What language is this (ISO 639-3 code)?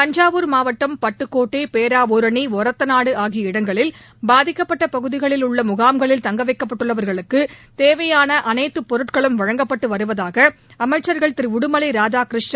tam